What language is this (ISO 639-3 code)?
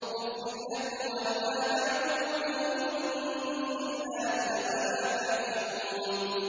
ara